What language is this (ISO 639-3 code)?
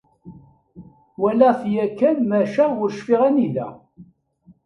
kab